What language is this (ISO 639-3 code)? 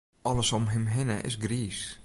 fry